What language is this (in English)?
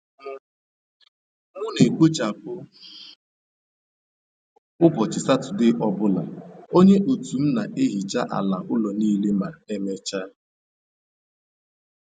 Igbo